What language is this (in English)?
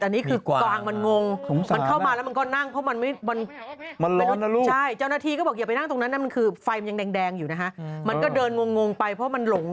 Thai